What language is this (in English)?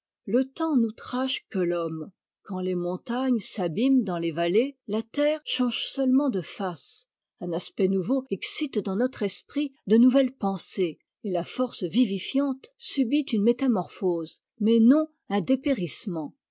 French